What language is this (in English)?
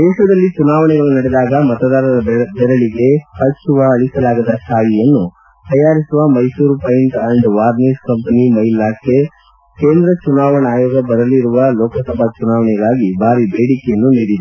Kannada